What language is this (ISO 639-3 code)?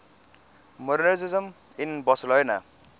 eng